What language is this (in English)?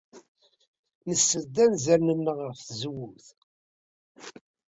Kabyle